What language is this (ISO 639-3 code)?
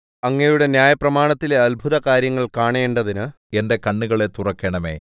mal